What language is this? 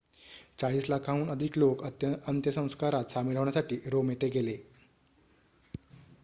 Marathi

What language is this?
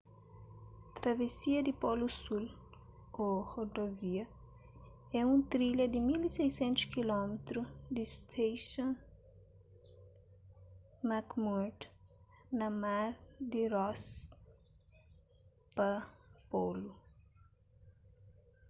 Kabuverdianu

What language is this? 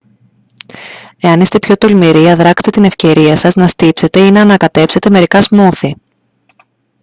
Greek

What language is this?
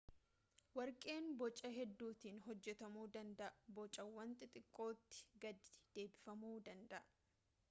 Oromo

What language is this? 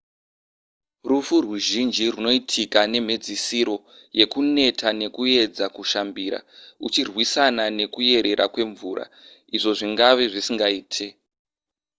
Shona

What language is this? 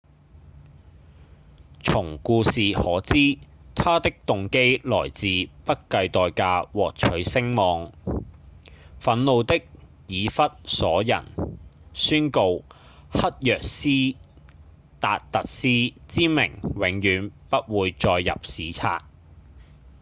Cantonese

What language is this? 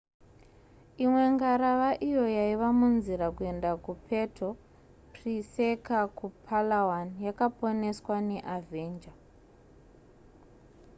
Shona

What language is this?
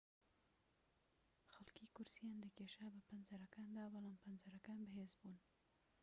Central Kurdish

